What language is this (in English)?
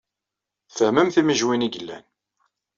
Kabyle